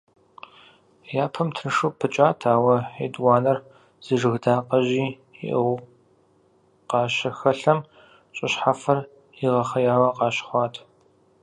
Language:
Kabardian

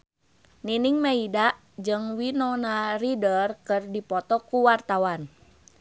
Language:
Sundanese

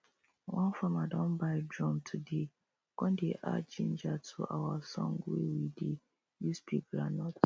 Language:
Nigerian Pidgin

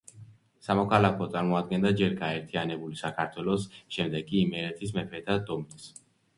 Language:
Georgian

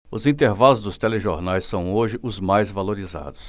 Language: Portuguese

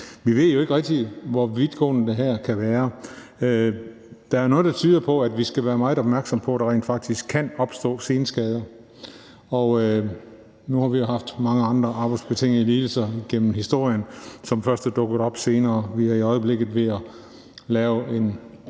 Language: Danish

